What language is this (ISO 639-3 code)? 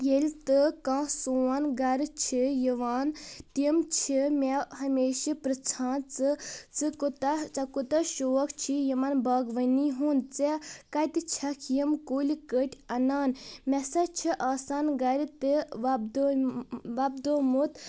kas